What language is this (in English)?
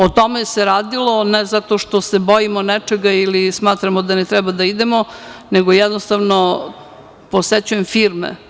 Serbian